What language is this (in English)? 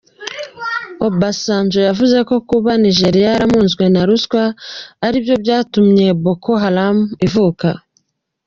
Kinyarwanda